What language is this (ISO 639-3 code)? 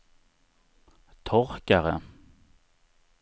swe